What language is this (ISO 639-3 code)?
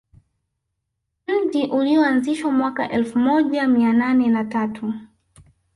swa